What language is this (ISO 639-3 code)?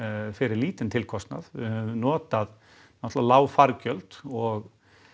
isl